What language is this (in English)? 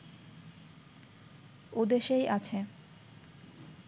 Bangla